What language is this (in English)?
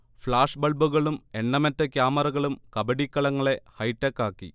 Malayalam